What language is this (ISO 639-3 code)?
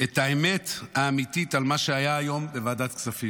heb